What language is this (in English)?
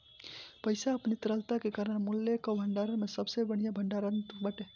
Bhojpuri